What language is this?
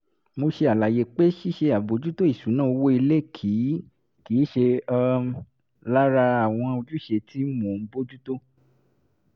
Yoruba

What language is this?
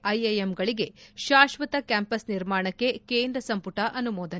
Kannada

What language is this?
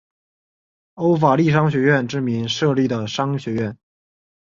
Chinese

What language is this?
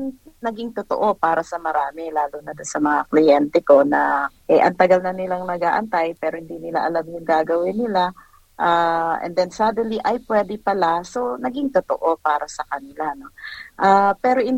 Filipino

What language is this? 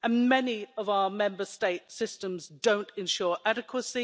English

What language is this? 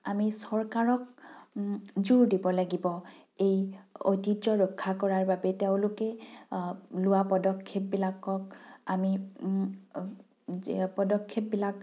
Assamese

